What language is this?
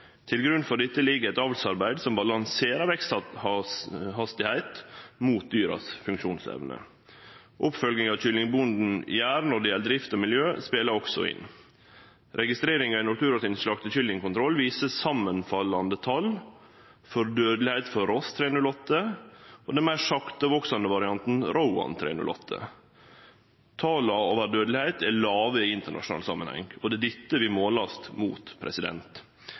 Norwegian Nynorsk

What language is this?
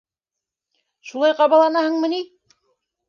Bashkir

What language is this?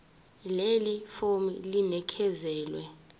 Zulu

